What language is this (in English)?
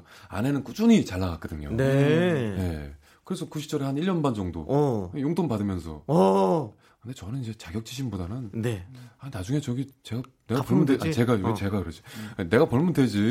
Korean